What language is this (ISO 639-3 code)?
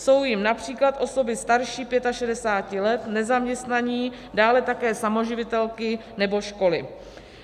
ces